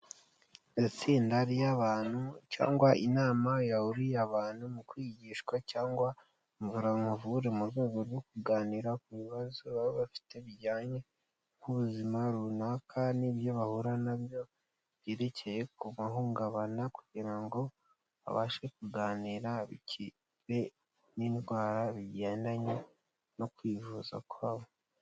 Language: Kinyarwanda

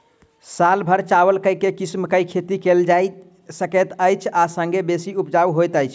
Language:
Maithili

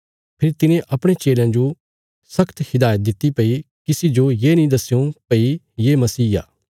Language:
Bilaspuri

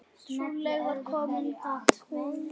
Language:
Icelandic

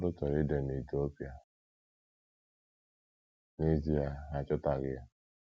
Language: Igbo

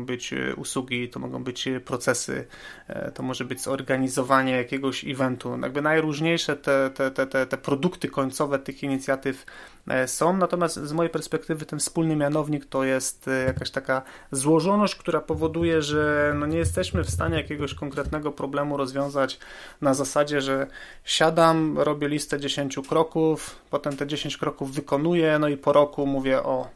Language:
Polish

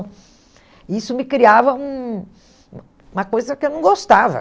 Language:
Portuguese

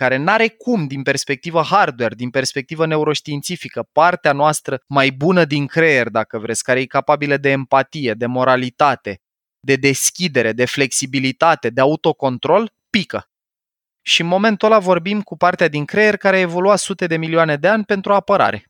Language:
Romanian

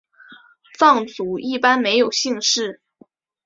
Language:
Chinese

